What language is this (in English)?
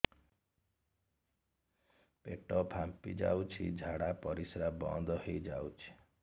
Odia